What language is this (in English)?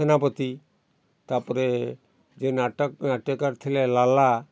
Odia